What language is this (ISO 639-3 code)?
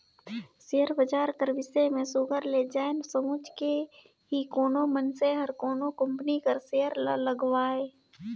hne